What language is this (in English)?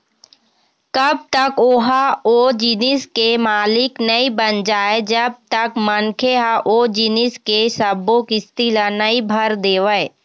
Chhattisgarhi